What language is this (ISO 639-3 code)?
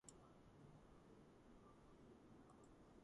kat